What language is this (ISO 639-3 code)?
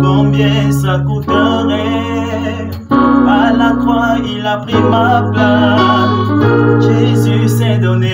ron